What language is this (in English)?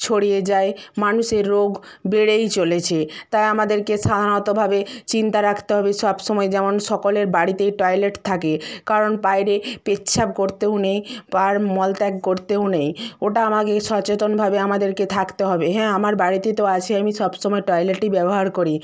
Bangla